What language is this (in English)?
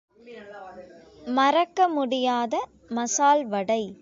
Tamil